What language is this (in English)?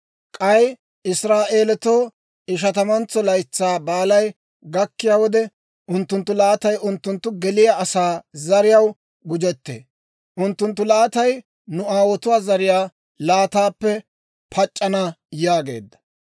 Dawro